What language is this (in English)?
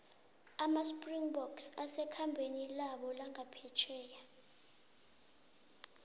South Ndebele